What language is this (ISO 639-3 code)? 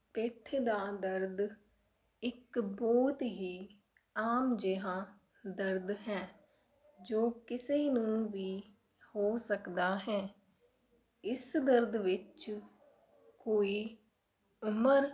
pan